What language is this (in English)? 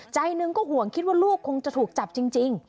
Thai